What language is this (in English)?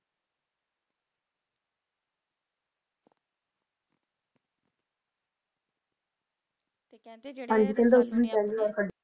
Punjabi